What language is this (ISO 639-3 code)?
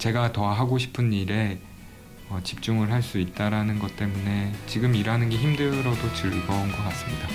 kor